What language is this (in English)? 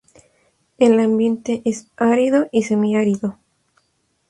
Spanish